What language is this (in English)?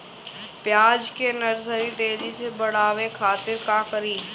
Bhojpuri